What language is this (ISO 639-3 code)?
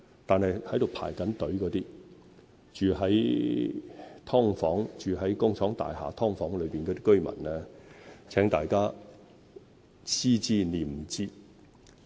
yue